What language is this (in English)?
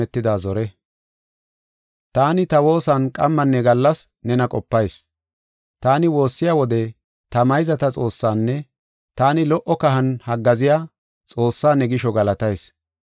Gofa